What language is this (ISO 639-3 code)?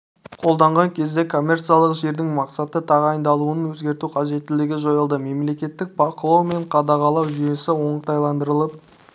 kaz